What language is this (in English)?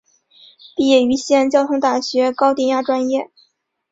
Chinese